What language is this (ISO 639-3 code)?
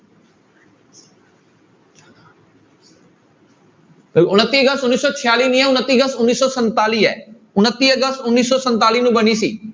pan